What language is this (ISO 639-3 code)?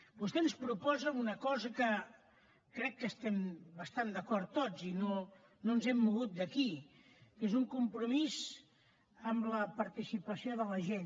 cat